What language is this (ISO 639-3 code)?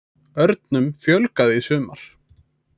isl